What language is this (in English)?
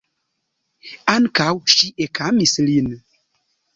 Esperanto